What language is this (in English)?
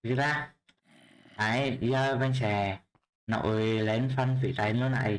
Vietnamese